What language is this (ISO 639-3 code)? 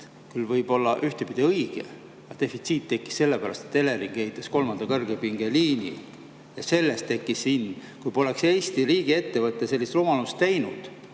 est